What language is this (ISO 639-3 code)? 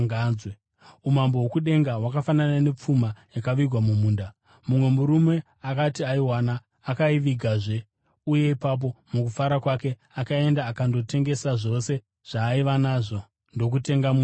sna